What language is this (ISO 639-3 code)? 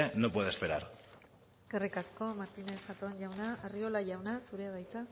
eus